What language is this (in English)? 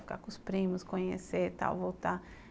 Portuguese